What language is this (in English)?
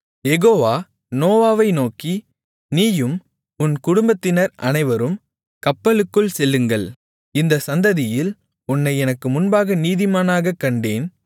Tamil